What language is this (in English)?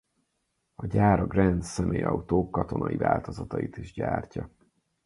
Hungarian